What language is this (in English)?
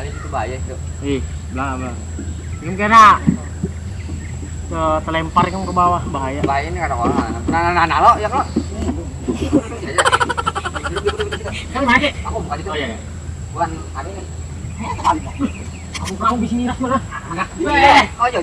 Indonesian